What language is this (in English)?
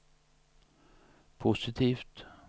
Swedish